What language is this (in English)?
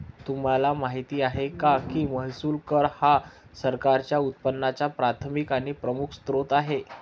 Marathi